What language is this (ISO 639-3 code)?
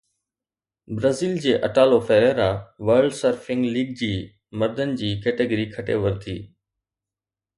snd